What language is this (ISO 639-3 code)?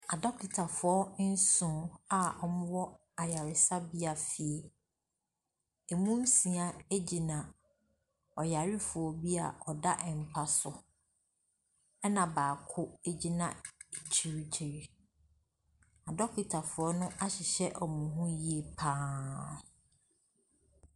aka